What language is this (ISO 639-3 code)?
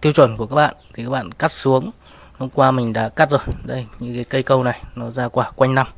vie